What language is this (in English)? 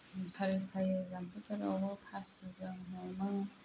Bodo